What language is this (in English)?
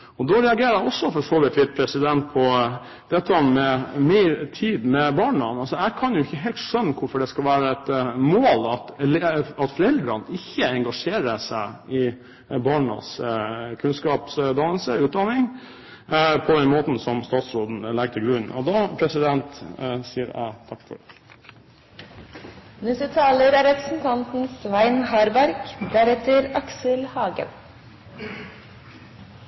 Norwegian Bokmål